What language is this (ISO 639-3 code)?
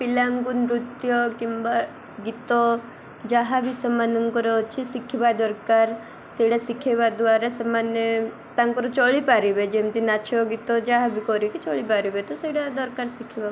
ori